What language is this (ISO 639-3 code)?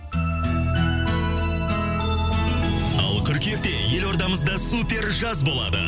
kaz